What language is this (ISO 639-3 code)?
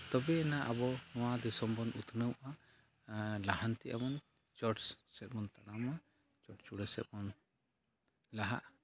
sat